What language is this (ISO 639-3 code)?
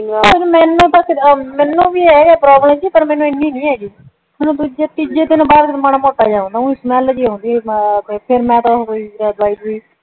pan